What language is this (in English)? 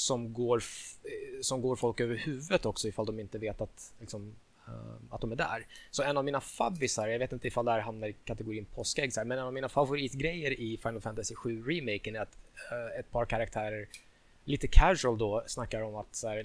Swedish